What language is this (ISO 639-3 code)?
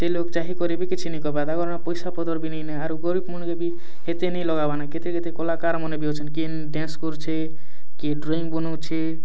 ori